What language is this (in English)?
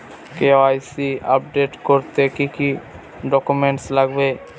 Bangla